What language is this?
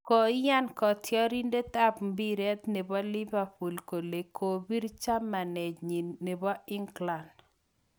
Kalenjin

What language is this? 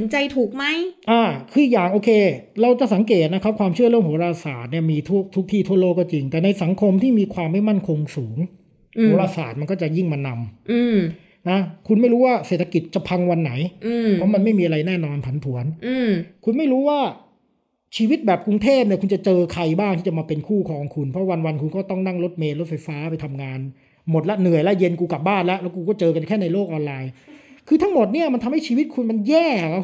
Thai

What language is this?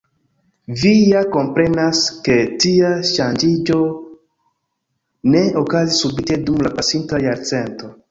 Esperanto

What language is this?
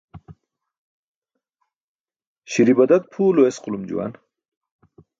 Burushaski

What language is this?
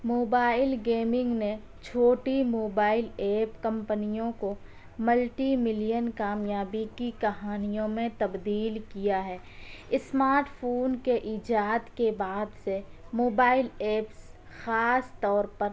Urdu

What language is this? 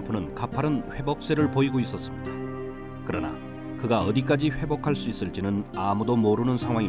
Korean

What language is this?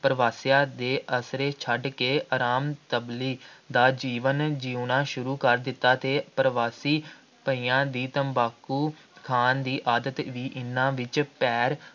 Punjabi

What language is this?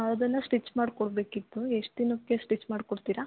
Kannada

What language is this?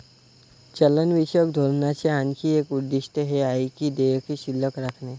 Marathi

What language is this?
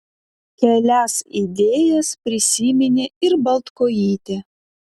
Lithuanian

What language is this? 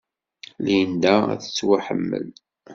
Kabyle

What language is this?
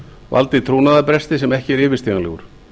Icelandic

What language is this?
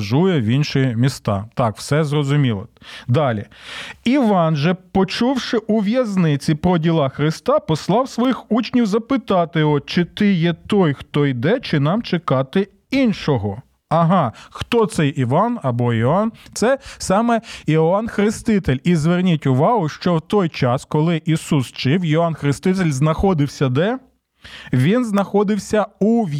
Ukrainian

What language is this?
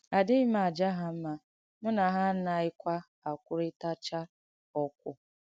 Igbo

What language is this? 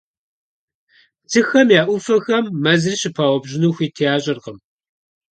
Kabardian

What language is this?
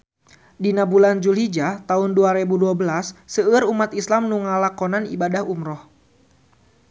Sundanese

